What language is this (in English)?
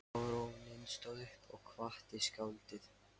Icelandic